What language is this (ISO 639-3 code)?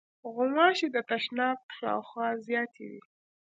pus